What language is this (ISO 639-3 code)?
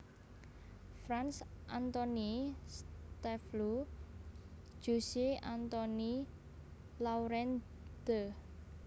jav